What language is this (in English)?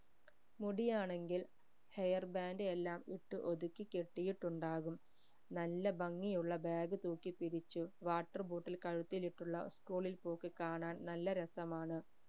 Malayalam